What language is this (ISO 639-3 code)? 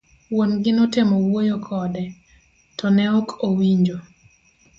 luo